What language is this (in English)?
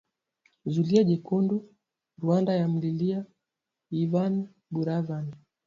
Swahili